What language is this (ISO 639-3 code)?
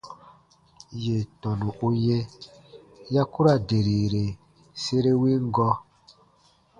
bba